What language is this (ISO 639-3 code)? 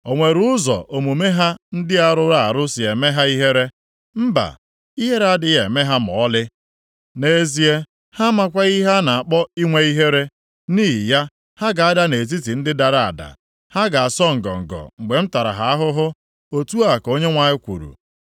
ibo